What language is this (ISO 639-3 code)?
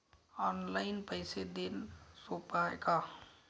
mar